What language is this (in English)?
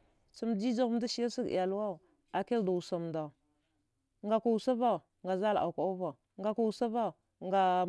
Dghwede